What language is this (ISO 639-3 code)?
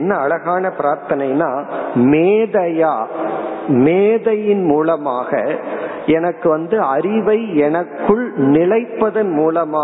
tam